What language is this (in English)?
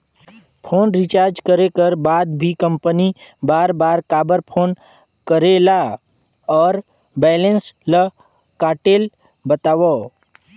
Chhattisgarhi